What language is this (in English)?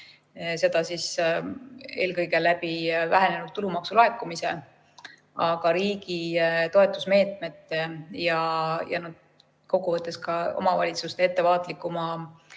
Estonian